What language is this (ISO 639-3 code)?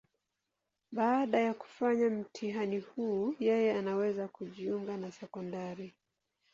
swa